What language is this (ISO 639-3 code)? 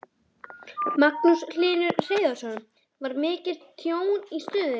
isl